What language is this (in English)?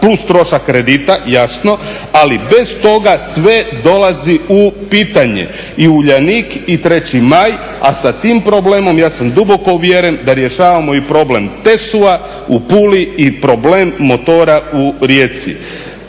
Croatian